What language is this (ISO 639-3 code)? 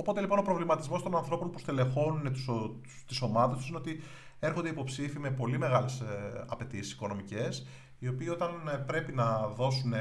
ell